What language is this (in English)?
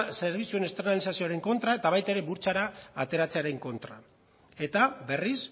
Basque